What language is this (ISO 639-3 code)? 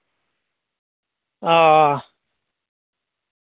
doi